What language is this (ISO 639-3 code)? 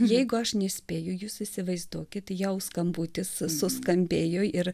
lit